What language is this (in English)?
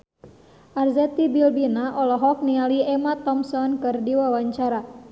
Sundanese